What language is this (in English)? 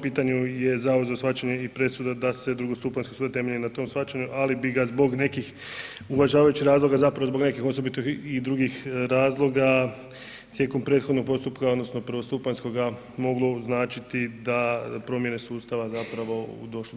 Croatian